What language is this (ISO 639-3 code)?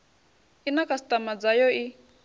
ven